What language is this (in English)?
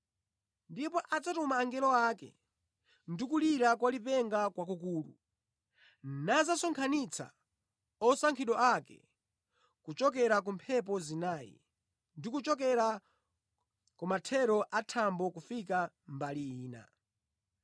Nyanja